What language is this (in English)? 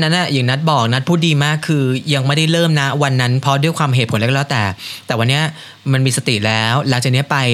Thai